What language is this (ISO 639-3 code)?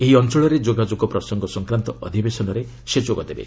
ori